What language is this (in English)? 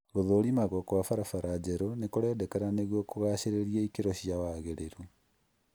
Kikuyu